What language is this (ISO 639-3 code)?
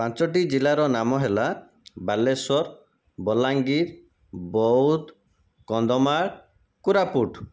ori